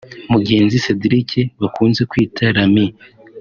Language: Kinyarwanda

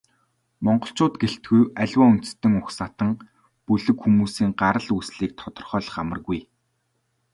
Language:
Mongolian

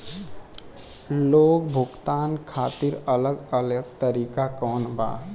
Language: Bhojpuri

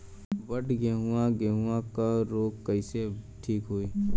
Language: Bhojpuri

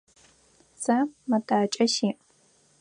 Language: Adyghe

